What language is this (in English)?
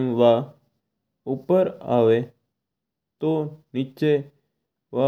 Mewari